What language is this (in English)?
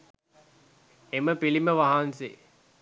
Sinhala